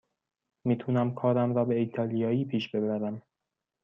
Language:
Persian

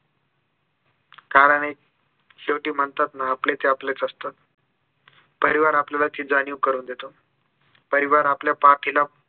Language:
Marathi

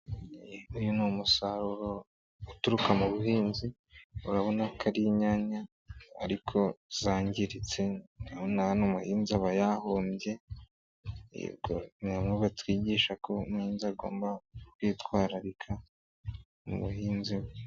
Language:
Kinyarwanda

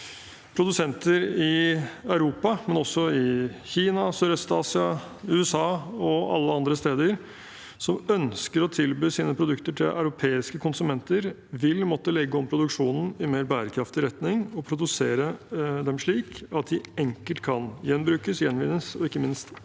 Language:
Norwegian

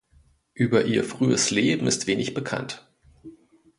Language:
German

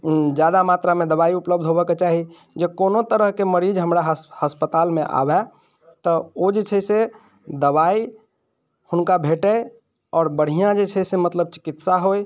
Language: Maithili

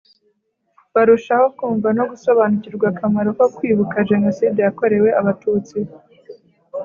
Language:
Kinyarwanda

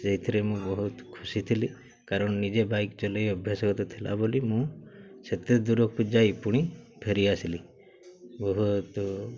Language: Odia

